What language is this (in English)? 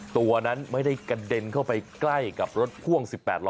Thai